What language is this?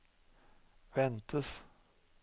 Norwegian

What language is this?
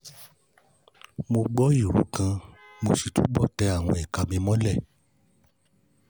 Yoruba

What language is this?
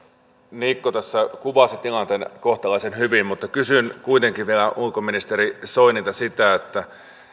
Finnish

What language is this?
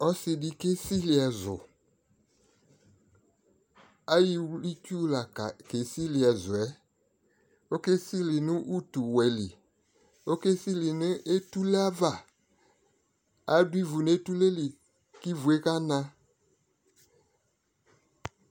Ikposo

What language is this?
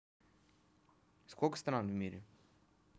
Russian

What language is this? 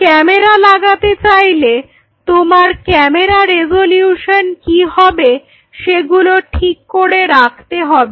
Bangla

